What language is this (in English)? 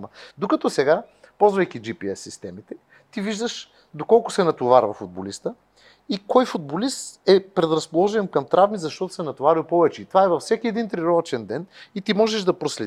Bulgarian